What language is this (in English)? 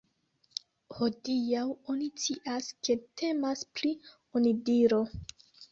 Esperanto